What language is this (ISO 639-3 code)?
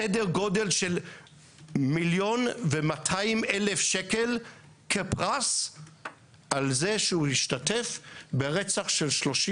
heb